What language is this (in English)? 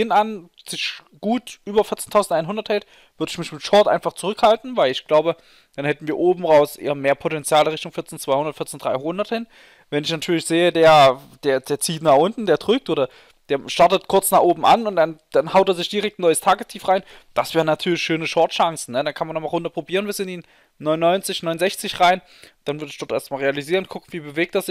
German